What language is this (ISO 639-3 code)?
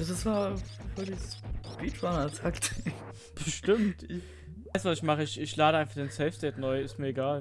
deu